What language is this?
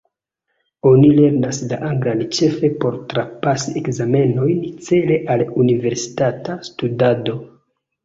Esperanto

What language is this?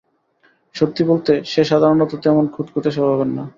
Bangla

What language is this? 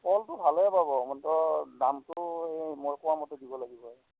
Assamese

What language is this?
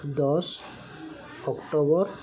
Odia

